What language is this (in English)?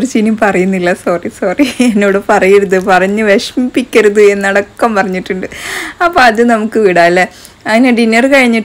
Malayalam